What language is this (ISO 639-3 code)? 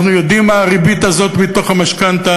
heb